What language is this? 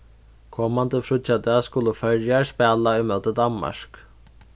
Faroese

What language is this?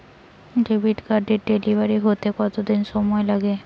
Bangla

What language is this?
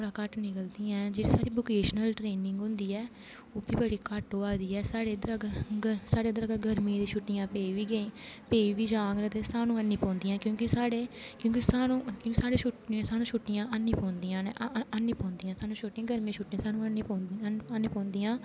Dogri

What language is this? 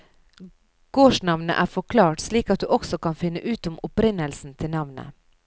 Norwegian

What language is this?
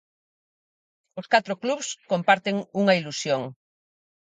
Galician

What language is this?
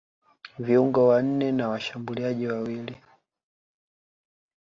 Swahili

